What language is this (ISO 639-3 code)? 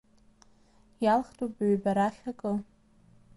abk